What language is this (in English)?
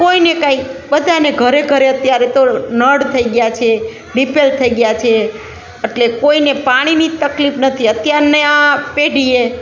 Gujarati